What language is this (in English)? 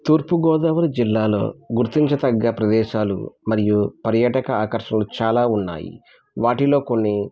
Telugu